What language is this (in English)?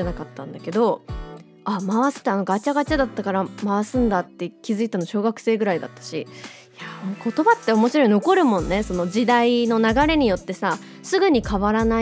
Japanese